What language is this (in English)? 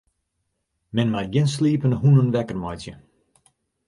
Western Frisian